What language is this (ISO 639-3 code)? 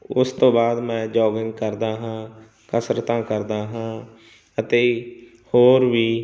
pan